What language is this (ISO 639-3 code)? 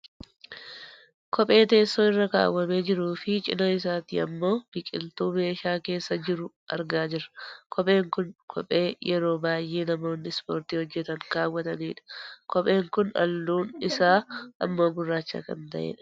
orm